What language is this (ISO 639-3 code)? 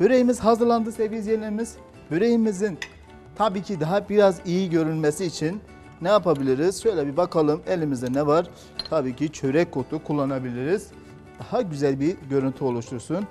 tur